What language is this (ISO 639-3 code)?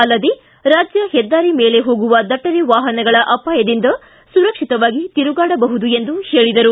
kan